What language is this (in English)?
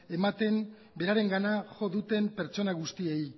Basque